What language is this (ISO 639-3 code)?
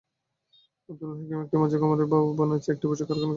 ben